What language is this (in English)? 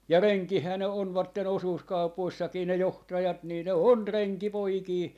Finnish